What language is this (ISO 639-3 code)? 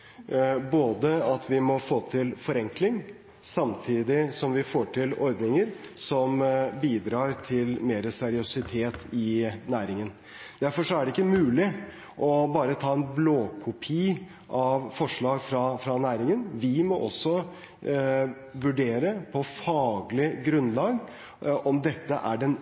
nob